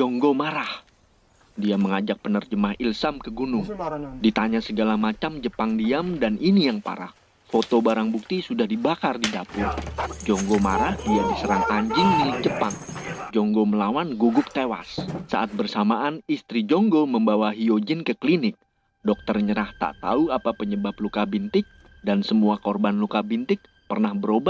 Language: Indonesian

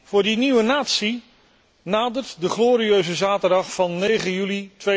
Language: Dutch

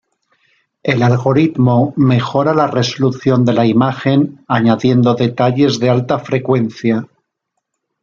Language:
Spanish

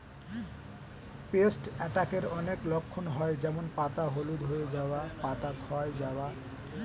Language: Bangla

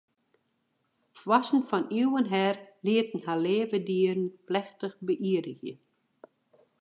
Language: Western Frisian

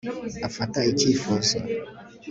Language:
Kinyarwanda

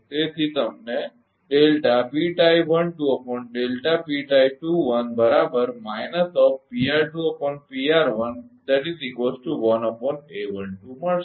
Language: Gujarati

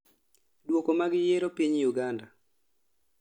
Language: Luo (Kenya and Tanzania)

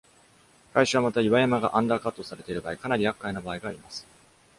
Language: Japanese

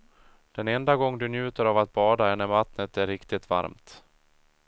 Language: Swedish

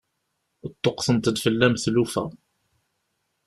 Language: Kabyle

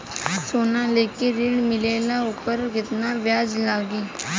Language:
Bhojpuri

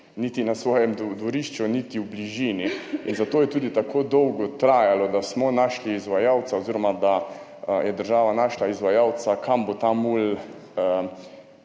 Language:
Slovenian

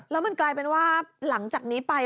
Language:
Thai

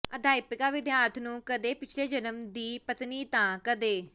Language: Punjabi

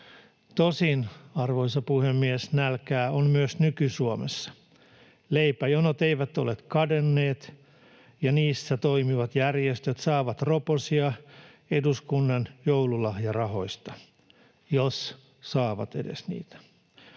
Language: Finnish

